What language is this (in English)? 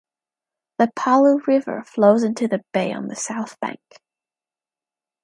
English